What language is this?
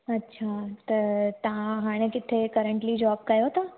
Sindhi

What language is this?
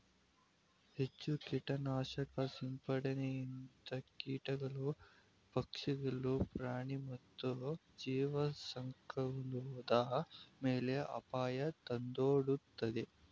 Kannada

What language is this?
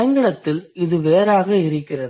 Tamil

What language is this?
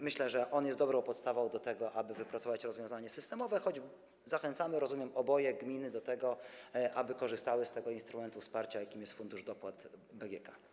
Polish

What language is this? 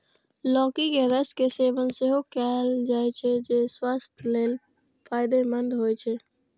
Maithili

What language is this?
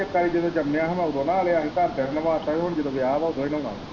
Punjabi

